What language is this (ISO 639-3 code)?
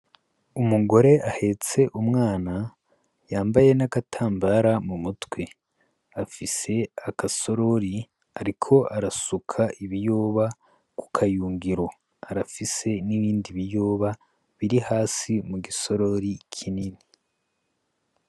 run